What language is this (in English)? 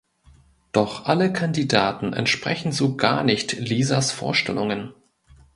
German